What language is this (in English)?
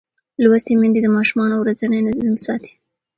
Pashto